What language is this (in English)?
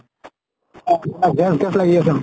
Assamese